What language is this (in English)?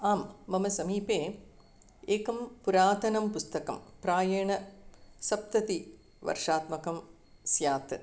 Sanskrit